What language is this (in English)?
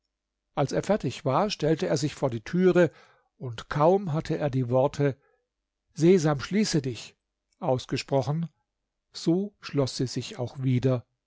German